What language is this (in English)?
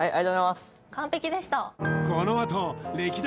Japanese